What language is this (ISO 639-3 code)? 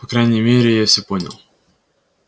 rus